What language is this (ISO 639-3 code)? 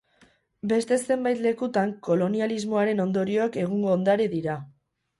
eus